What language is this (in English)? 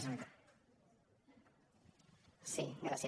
Catalan